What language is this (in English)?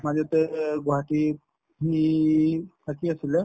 Assamese